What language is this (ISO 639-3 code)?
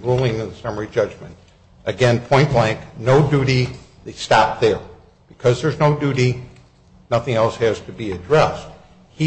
eng